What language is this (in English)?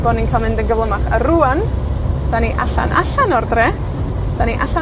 Welsh